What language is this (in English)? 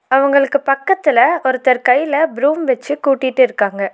Tamil